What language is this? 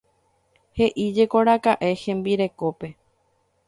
Guarani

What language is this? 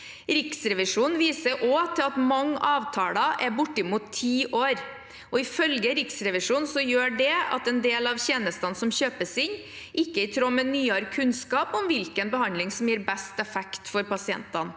Norwegian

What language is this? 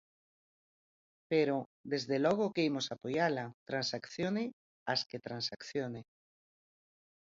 Galician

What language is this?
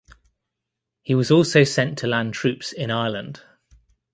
English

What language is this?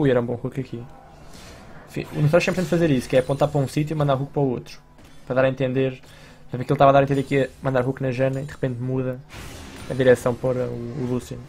Portuguese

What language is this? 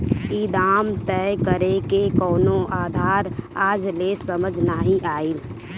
Bhojpuri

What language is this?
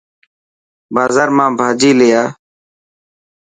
Dhatki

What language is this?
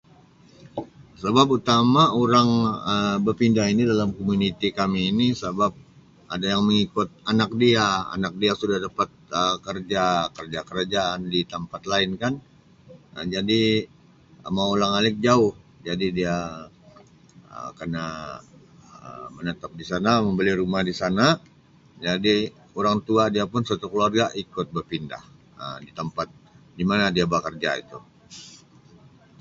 Sabah Malay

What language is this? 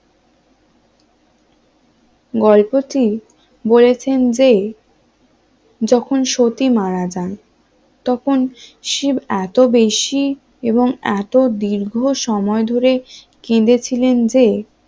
Bangla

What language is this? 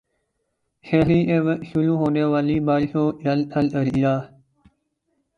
Urdu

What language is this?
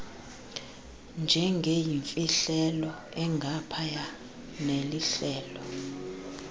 Xhosa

